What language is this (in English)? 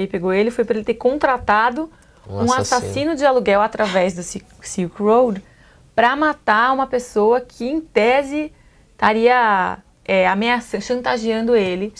Portuguese